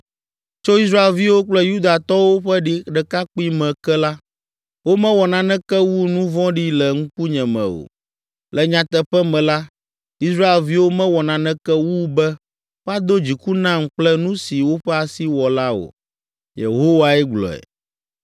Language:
Ewe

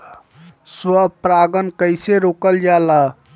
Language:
Bhojpuri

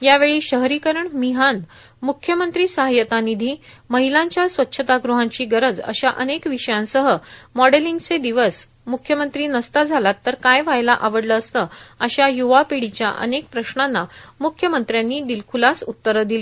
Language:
Marathi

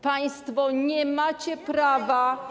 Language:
Polish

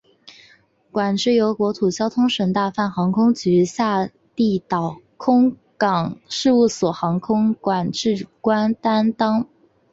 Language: Chinese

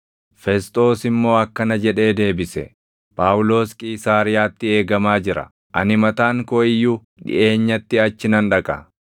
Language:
Oromo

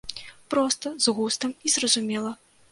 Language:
Belarusian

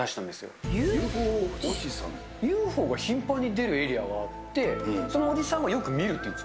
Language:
Japanese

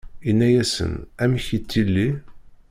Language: Kabyle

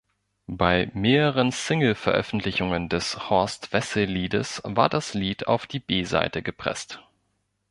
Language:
German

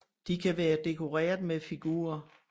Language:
Danish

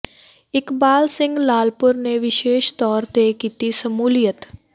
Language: Punjabi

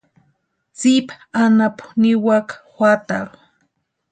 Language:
Western Highland Purepecha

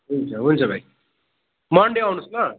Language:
Nepali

